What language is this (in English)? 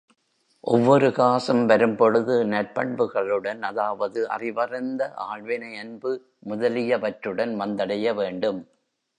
Tamil